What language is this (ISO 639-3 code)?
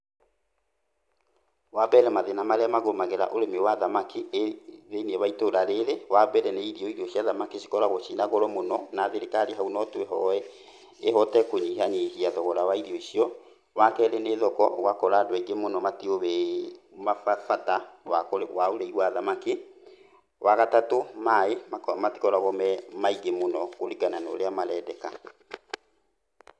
kik